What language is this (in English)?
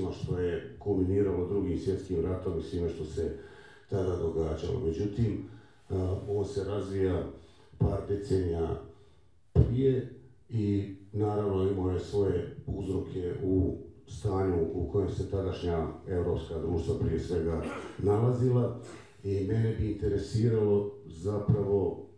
Croatian